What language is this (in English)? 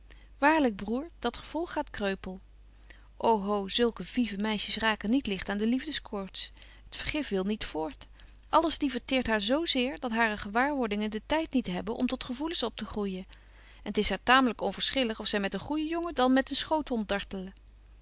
Dutch